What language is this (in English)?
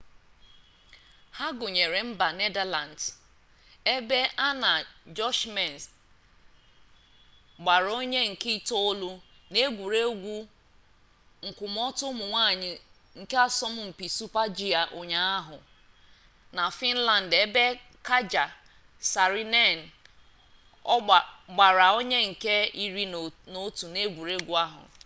Igbo